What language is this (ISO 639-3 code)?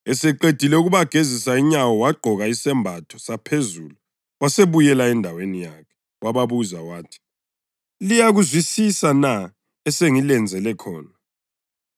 nde